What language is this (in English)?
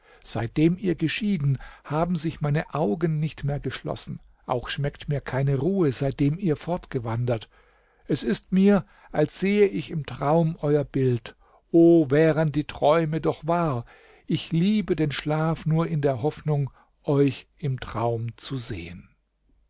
German